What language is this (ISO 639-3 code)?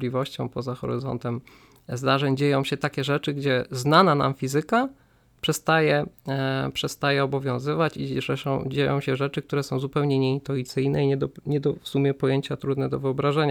pol